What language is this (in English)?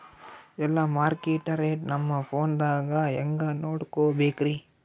Kannada